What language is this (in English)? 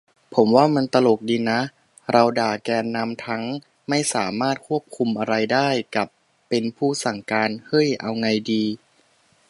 Thai